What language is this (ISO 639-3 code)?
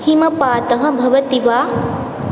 san